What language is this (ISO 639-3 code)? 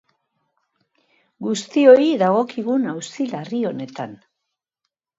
eus